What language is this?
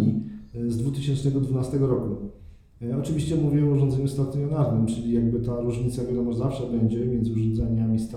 Polish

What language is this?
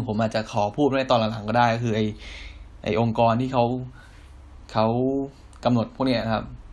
Thai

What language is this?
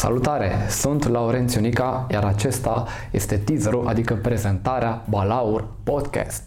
Romanian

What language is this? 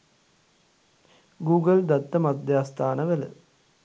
Sinhala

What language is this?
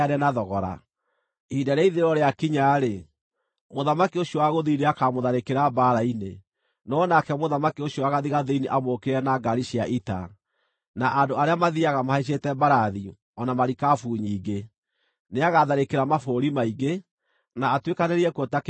Kikuyu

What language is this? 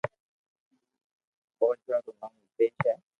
Loarki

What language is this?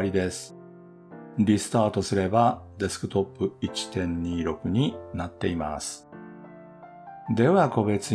Japanese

